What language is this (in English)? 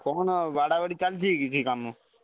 Odia